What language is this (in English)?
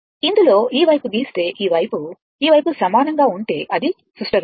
Telugu